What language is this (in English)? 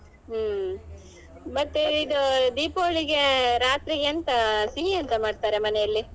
Kannada